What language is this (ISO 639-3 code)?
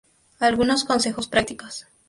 spa